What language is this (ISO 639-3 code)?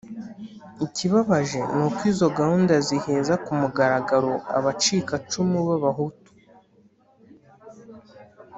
kin